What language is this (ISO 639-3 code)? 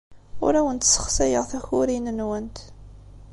kab